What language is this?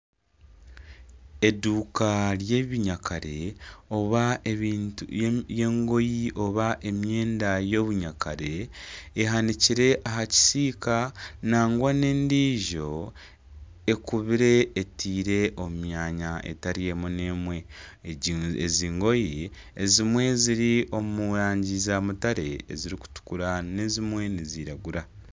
Nyankole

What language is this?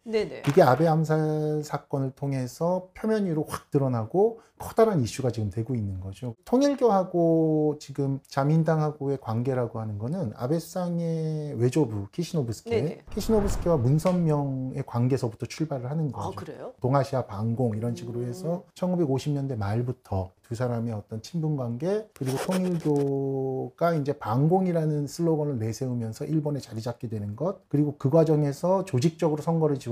Korean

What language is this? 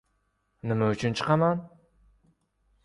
Uzbek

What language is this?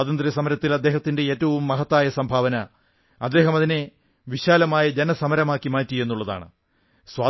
Malayalam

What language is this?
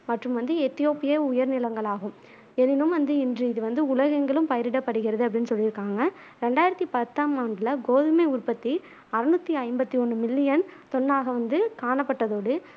Tamil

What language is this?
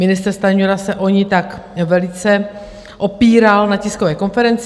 Czech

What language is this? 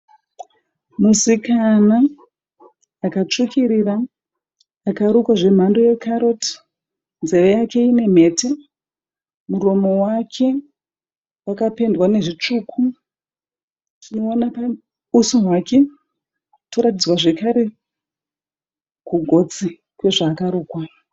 Shona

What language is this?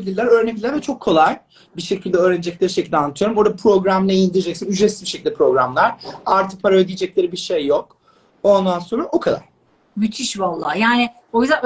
Turkish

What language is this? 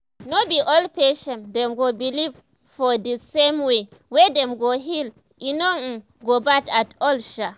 Nigerian Pidgin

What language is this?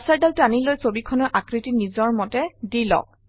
Assamese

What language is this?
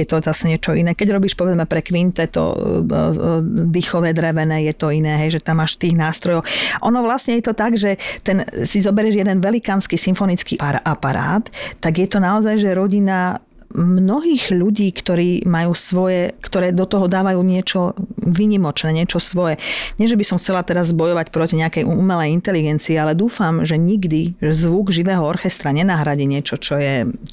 Slovak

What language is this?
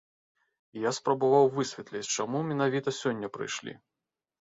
Belarusian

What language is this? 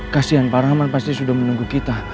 Indonesian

